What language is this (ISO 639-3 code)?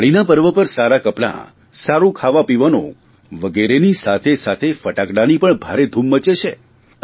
guj